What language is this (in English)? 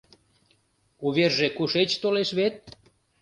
Mari